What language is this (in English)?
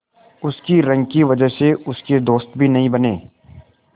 Hindi